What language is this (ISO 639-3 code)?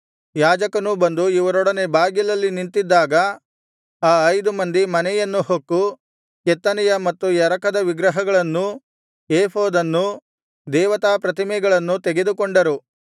kan